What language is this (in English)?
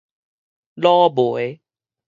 Min Nan Chinese